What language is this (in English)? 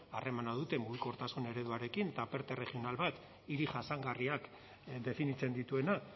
Basque